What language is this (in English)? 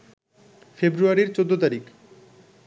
Bangla